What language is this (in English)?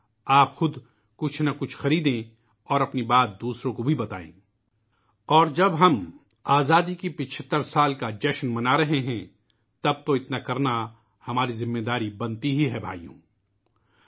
Urdu